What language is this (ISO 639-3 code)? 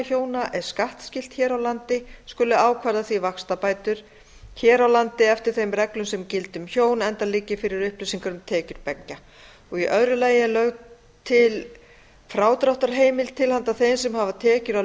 isl